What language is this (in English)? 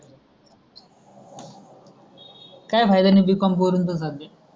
Marathi